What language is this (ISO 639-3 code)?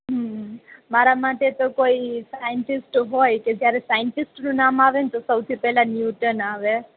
guj